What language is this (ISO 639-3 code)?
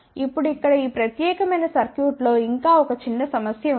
tel